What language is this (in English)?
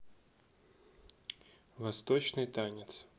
Russian